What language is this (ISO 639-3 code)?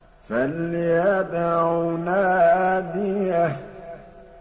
ara